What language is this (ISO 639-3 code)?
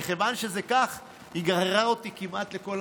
heb